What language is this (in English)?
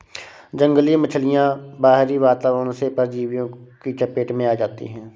Hindi